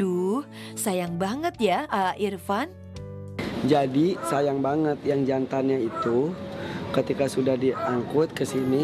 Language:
Indonesian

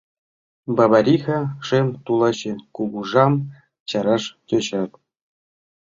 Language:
Mari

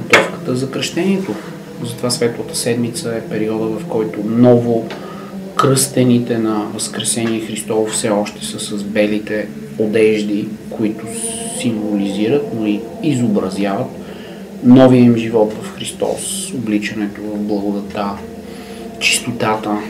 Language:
Bulgarian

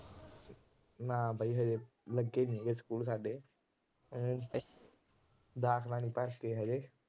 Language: Punjabi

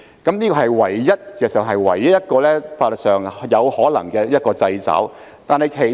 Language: Cantonese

